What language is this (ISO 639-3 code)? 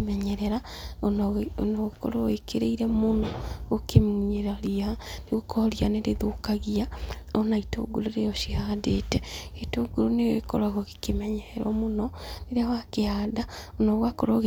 kik